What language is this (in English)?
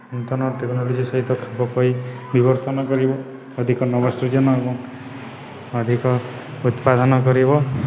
Odia